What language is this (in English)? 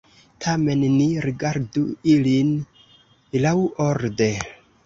Esperanto